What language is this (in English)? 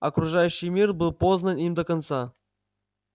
Russian